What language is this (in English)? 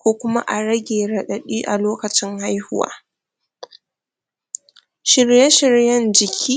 Hausa